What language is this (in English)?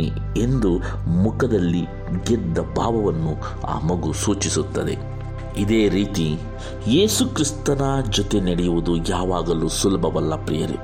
Kannada